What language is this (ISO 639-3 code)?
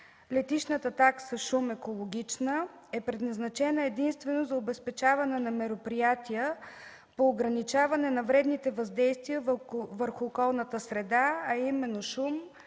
bul